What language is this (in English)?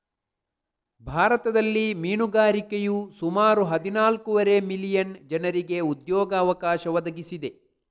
Kannada